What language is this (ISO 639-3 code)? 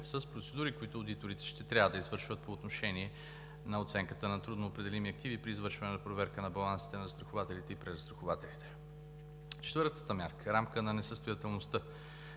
bul